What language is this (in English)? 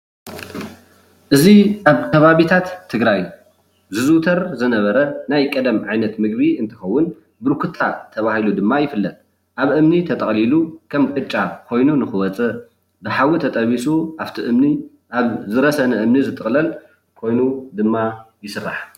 Tigrinya